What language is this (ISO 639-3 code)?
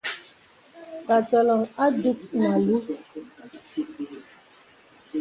beb